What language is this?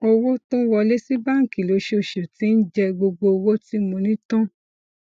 Yoruba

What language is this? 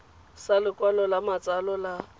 Tswana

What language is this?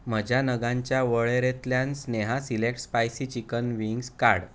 Konkani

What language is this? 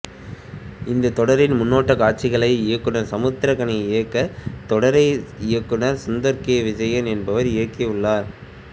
Tamil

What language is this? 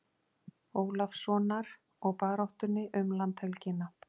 Icelandic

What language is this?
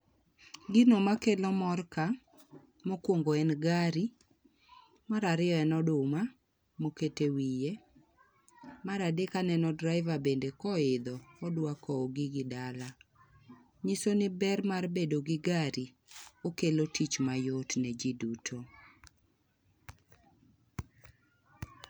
Luo (Kenya and Tanzania)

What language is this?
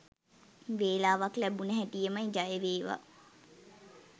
Sinhala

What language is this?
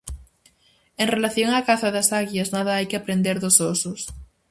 Galician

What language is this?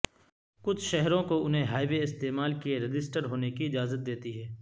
Urdu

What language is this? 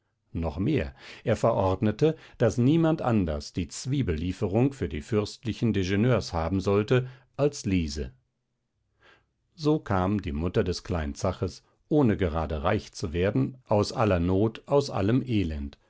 German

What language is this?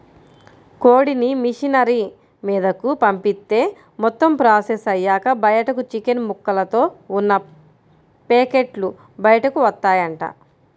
Telugu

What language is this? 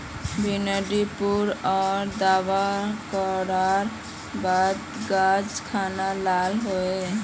Magahi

